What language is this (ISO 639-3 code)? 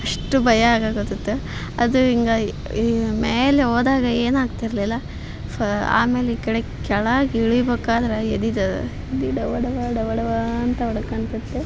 kan